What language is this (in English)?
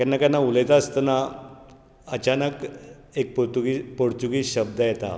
Konkani